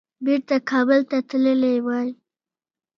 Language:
Pashto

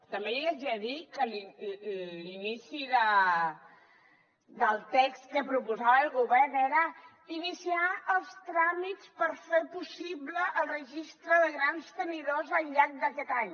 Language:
Catalan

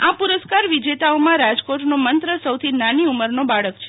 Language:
Gujarati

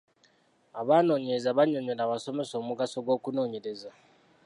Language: Ganda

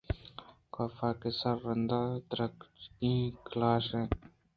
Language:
Eastern Balochi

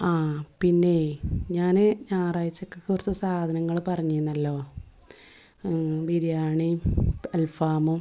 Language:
Malayalam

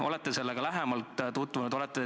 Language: Estonian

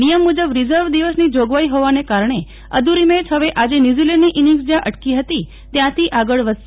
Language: Gujarati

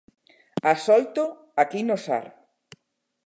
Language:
Galician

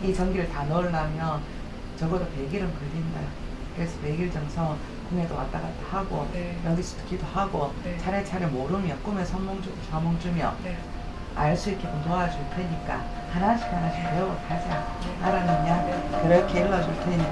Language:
Korean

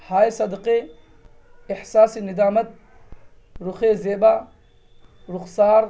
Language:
Urdu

